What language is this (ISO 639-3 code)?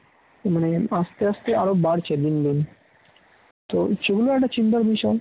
ben